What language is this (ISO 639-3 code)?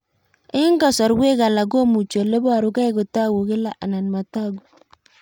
kln